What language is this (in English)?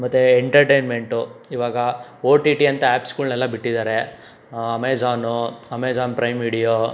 Kannada